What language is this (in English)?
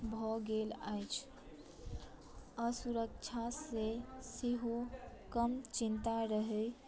Maithili